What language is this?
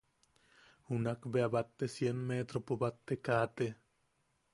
Yaqui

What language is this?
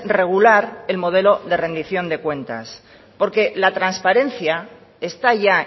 Spanish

